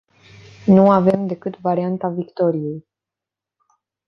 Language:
Romanian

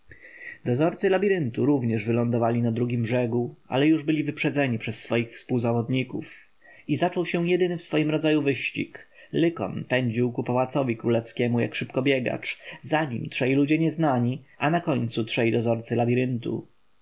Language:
Polish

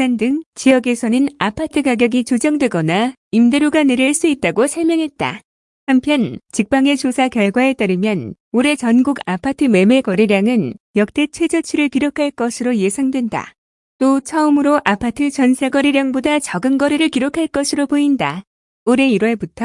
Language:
Korean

